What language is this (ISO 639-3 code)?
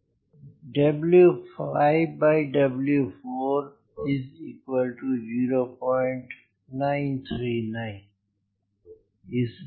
hin